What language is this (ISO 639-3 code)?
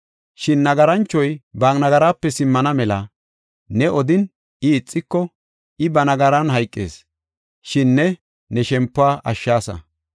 gof